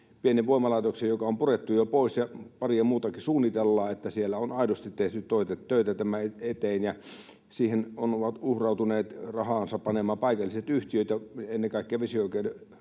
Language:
Finnish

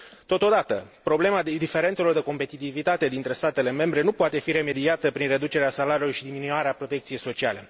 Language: Romanian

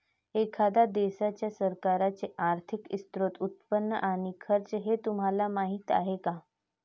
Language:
Marathi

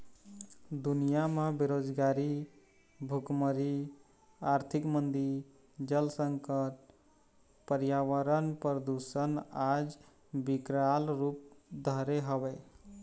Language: Chhattisgarhi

